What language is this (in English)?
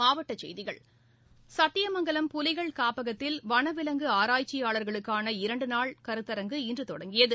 Tamil